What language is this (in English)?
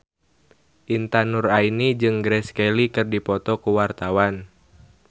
Sundanese